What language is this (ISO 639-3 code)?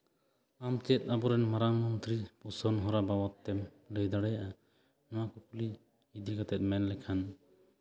sat